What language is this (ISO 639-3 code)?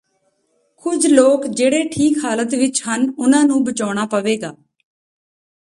pan